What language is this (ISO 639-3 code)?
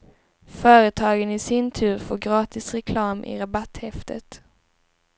swe